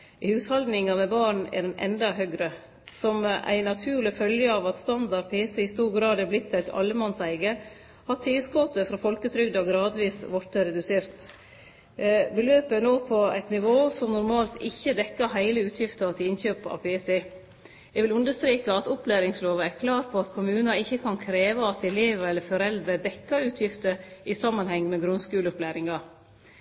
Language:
Norwegian Nynorsk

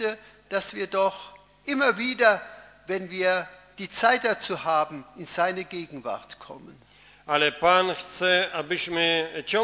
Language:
Polish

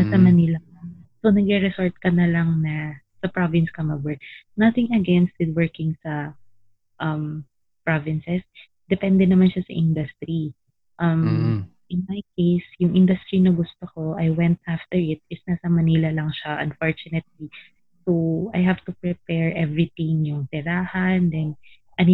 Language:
Filipino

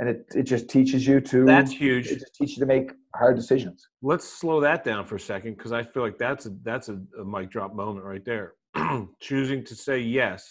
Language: English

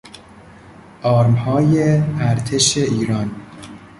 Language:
Persian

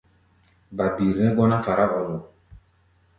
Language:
Gbaya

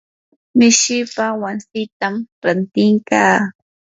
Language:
Yanahuanca Pasco Quechua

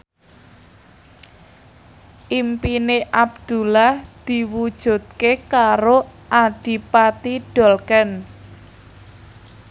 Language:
Javanese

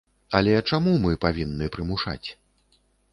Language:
Belarusian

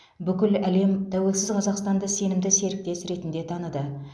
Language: Kazakh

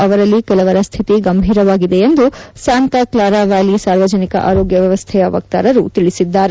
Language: Kannada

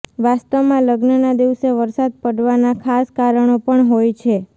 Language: Gujarati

